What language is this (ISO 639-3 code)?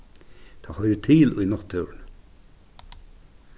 fao